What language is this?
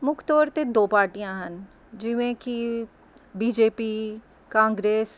Punjabi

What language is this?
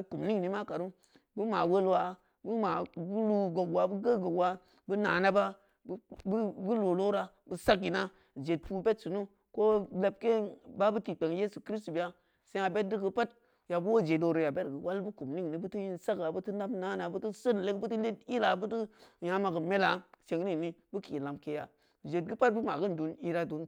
Samba Leko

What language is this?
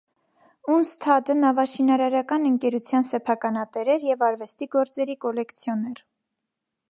Armenian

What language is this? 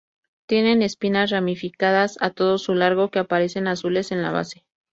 Spanish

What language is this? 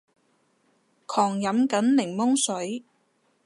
Cantonese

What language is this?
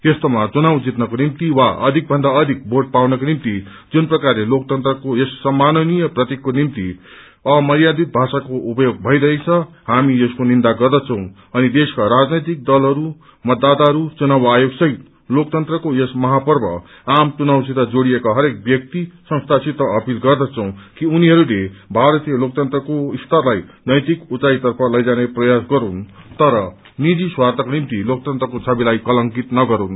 Nepali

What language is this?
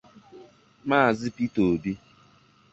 Igbo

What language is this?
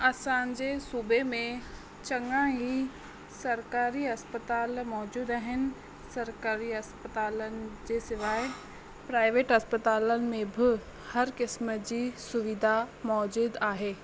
Sindhi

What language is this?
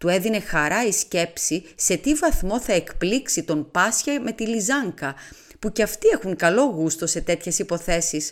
Greek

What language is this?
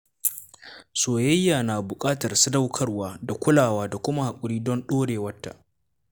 Hausa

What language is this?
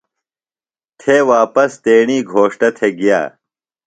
Phalura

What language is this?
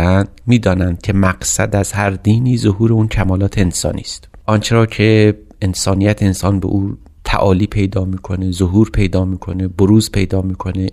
Persian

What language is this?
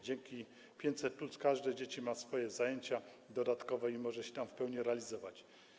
Polish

